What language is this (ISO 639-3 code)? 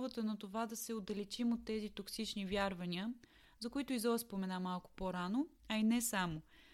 bul